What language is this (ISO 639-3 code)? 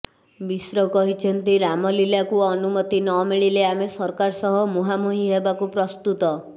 ori